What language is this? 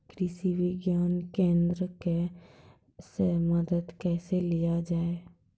Maithili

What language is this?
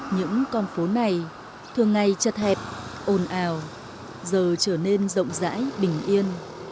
Vietnamese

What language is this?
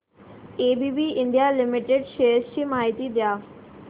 Marathi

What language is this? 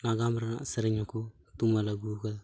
Santali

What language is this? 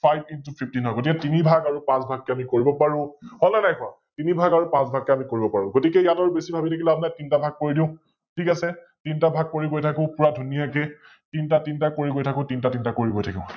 Assamese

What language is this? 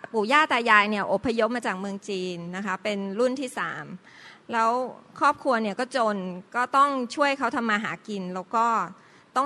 Thai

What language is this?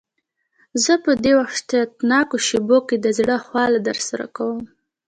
Pashto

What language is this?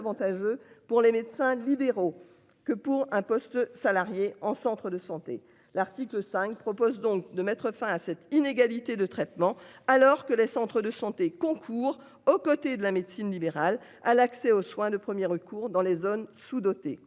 French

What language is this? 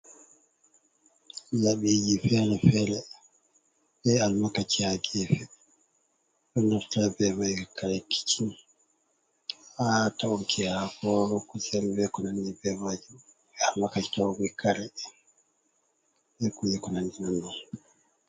Fula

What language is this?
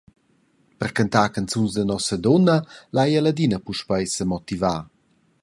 Romansh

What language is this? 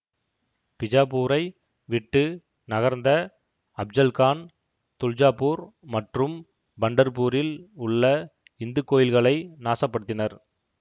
Tamil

